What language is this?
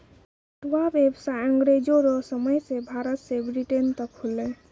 Maithili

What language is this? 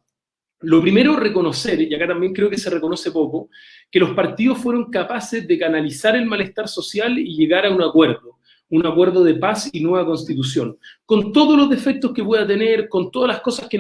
Spanish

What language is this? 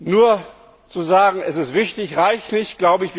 German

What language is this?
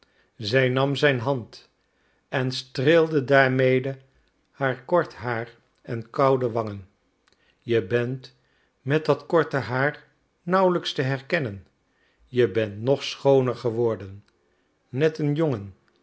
Dutch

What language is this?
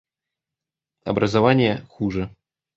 Russian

